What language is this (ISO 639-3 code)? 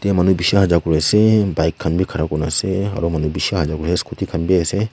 nag